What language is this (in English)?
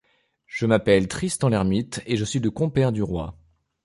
French